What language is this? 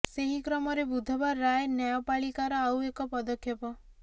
Odia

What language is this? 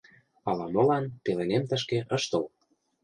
Mari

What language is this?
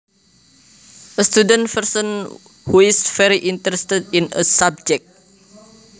Javanese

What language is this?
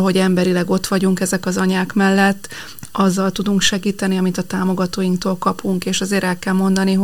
Hungarian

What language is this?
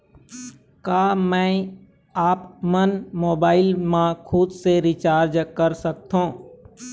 Chhattisgarhi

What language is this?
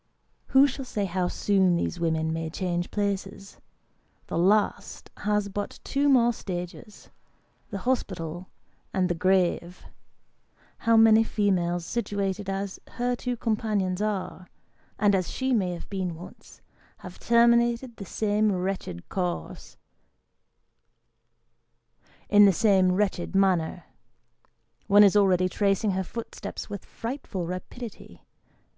English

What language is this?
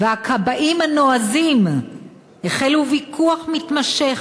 Hebrew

